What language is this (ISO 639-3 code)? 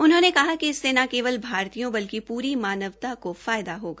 hin